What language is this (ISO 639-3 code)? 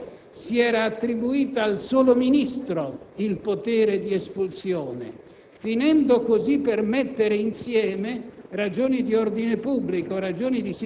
ita